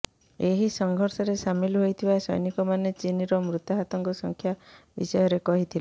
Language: Odia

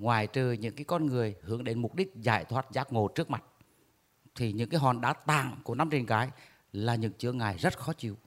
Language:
Vietnamese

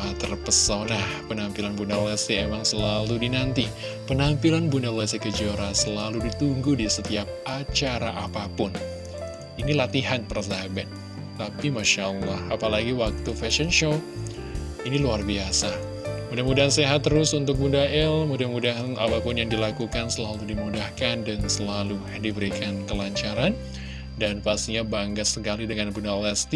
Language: Indonesian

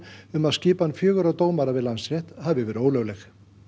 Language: Icelandic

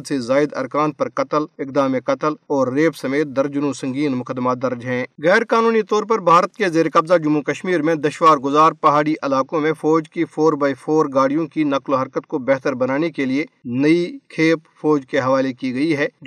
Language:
Urdu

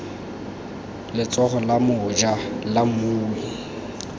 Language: Tswana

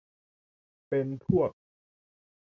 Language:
Thai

